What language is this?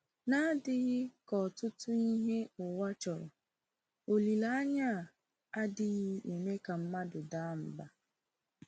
Igbo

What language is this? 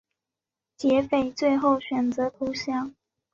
Chinese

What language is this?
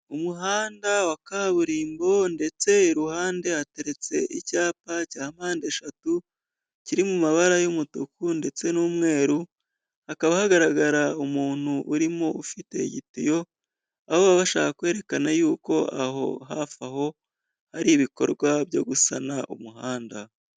Kinyarwanda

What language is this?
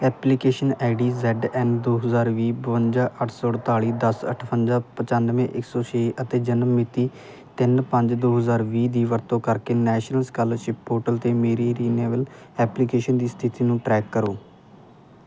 Punjabi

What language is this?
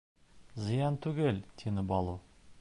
Bashkir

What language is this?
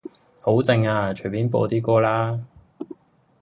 Cantonese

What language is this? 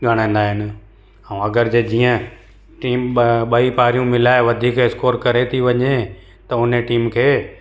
Sindhi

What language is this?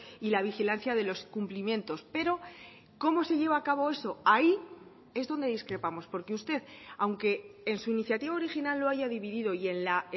Spanish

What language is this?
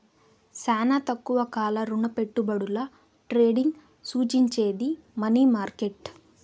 Telugu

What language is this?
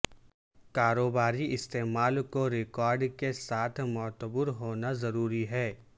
Urdu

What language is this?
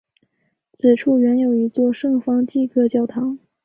Chinese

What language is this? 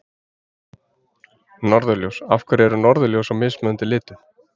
Icelandic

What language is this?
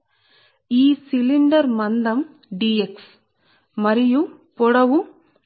Telugu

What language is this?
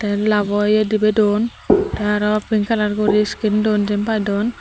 Chakma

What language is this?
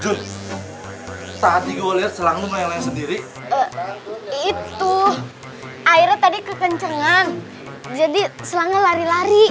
Indonesian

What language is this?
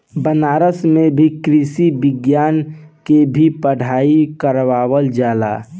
Bhojpuri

